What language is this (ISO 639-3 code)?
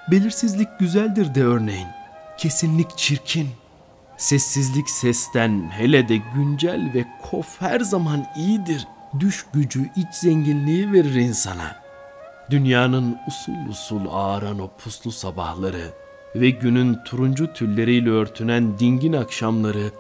tur